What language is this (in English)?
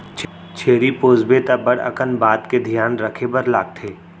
Chhattisgarhi